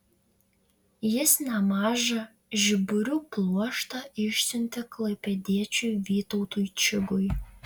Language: Lithuanian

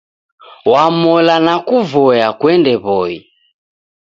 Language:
Taita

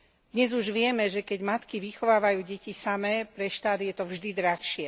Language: Slovak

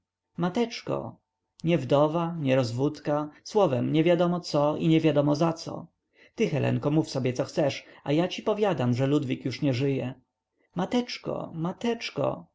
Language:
Polish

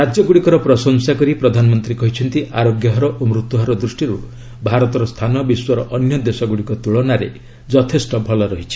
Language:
Odia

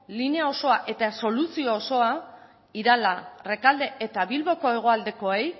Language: Basque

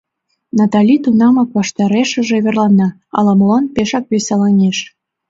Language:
Mari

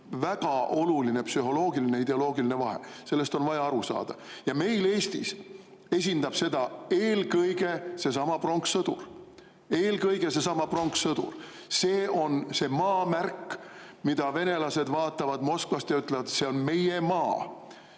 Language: Estonian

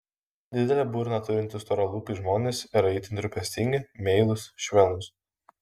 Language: Lithuanian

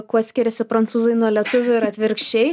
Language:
Lithuanian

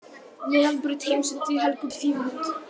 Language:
Icelandic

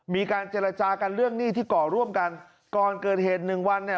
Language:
Thai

